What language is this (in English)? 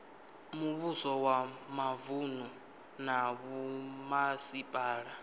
Venda